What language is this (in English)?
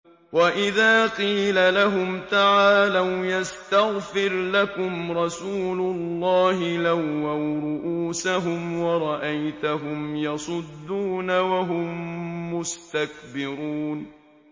Arabic